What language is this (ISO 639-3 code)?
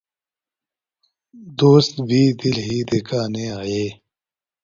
urd